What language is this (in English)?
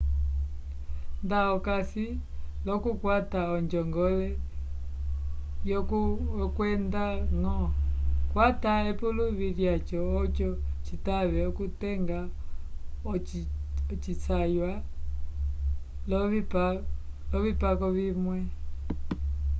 Umbundu